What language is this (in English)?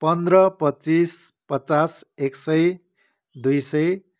Nepali